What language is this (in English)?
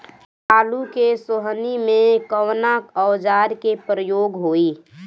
Bhojpuri